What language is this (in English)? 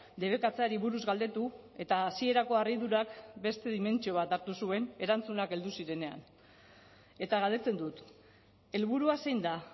Basque